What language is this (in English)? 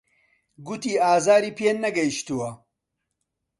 Central Kurdish